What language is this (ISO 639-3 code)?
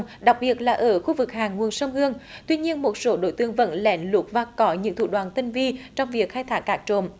vie